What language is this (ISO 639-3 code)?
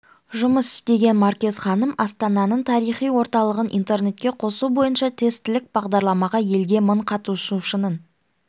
kaz